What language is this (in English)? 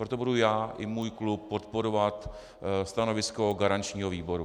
Czech